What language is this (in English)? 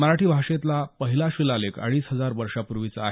Marathi